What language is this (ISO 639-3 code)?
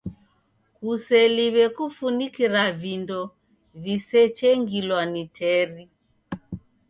dav